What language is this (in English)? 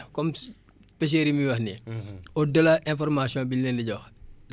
Wolof